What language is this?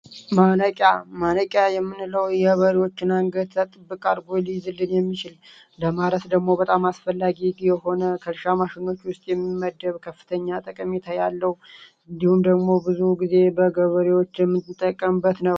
Amharic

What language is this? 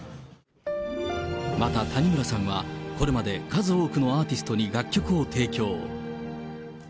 Japanese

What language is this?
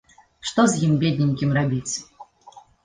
Belarusian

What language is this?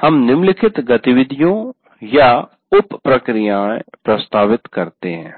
Hindi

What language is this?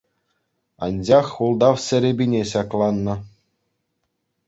Chuvash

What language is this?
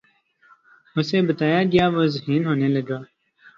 Urdu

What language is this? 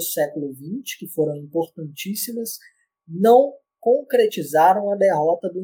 Portuguese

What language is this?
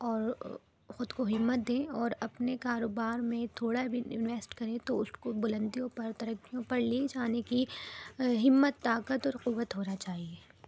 Urdu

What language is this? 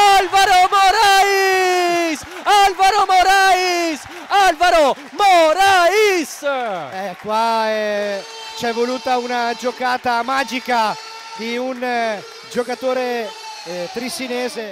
Italian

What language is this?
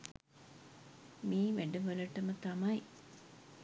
Sinhala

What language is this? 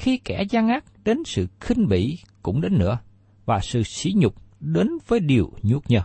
Vietnamese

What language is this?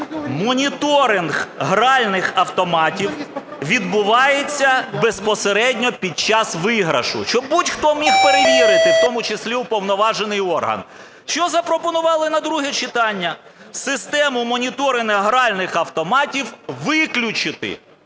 Ukrainian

